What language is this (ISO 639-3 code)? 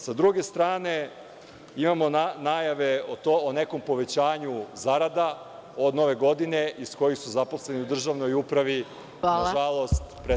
srp